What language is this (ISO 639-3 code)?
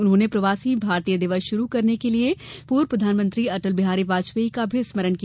hin